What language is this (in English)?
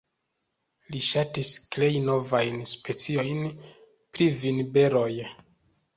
Esperanto